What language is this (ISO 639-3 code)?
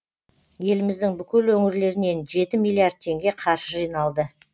kaz